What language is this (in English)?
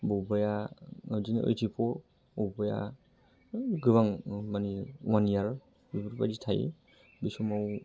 Bodo